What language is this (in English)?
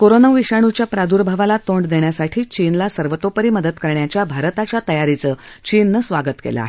Marathi